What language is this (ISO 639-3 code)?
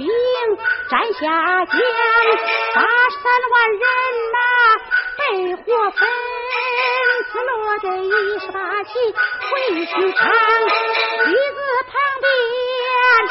zho